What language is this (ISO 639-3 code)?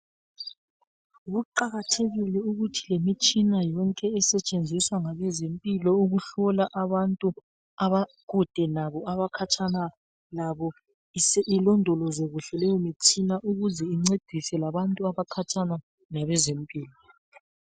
nde